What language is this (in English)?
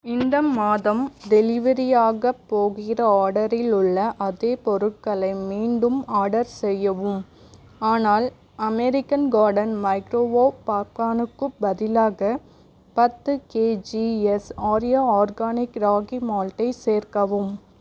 Tamil